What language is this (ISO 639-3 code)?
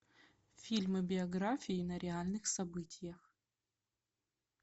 rus